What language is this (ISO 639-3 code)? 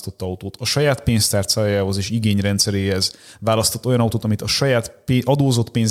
hun